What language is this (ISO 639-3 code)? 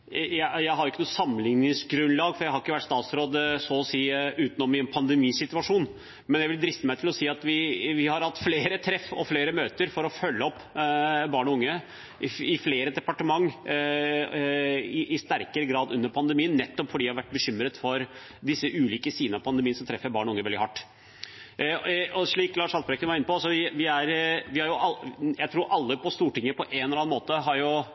nob